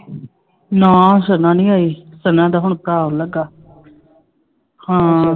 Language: Punjabi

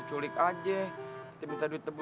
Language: Indonesian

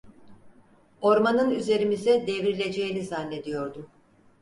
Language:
Turkish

